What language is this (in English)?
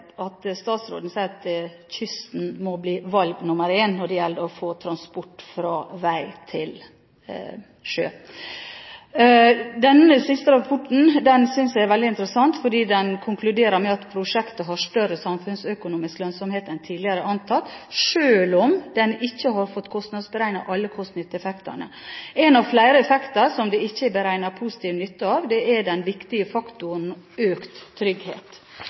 Norwegian Bokmål